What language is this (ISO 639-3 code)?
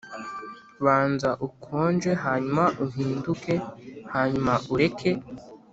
kin